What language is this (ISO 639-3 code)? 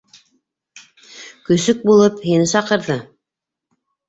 bak